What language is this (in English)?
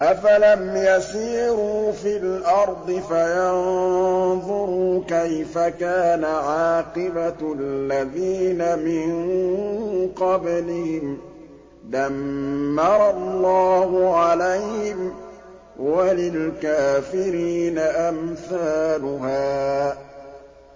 Arabic